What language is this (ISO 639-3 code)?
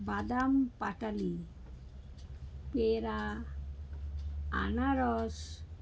ben